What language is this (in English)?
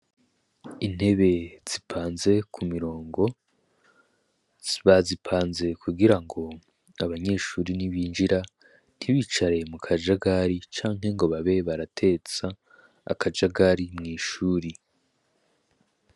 Rundi